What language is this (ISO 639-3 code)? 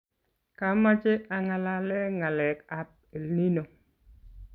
kln